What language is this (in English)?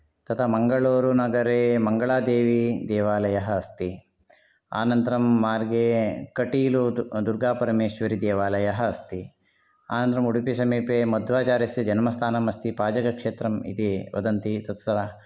Sanskrit